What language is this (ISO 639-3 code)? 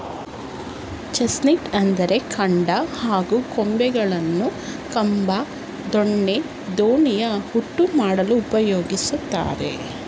kan